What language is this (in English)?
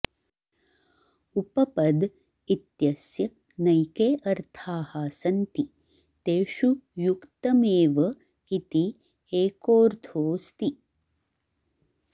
Sanskrit